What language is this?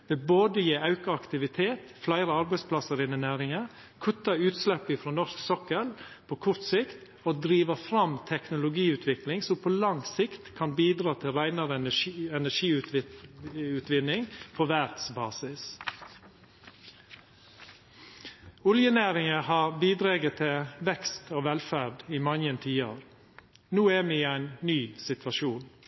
Norwegian Nynorsk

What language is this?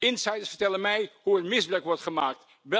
Dutch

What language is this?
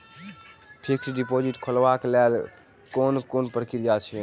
Maithili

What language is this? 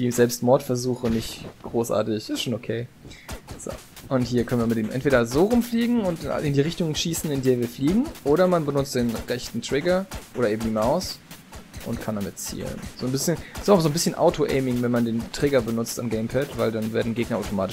German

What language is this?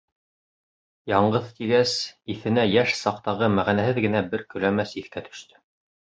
Bashkir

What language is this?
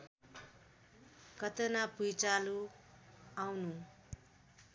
Nepali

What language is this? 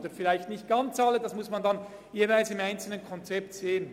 Swiss German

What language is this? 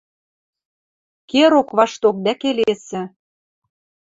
Western Mari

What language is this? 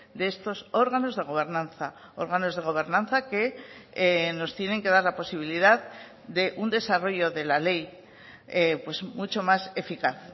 Spanish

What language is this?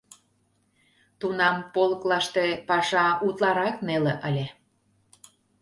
Mari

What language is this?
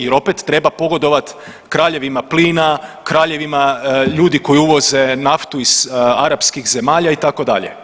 Croatian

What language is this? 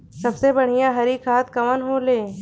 Bhojpuri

